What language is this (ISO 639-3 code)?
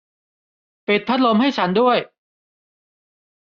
tha